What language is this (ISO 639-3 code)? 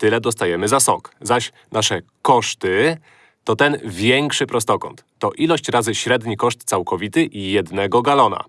pol